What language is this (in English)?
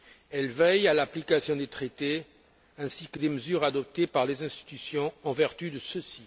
French